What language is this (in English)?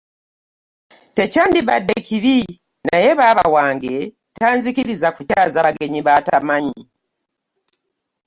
Ganda